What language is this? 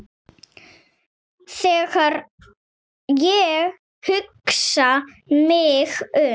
Icelandic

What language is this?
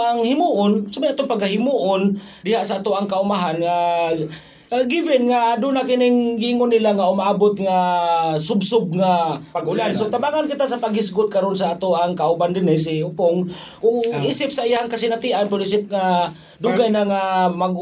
Filipino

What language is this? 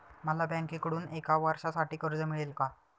Marathi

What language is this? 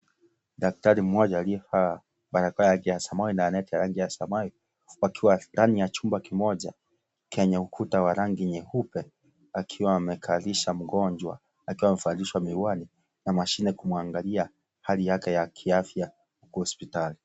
Swahili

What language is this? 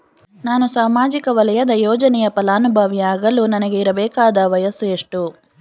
Kannada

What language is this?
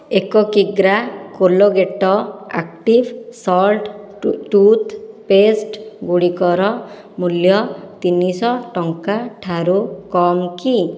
Odia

